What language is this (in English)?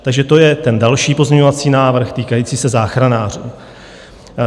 Czech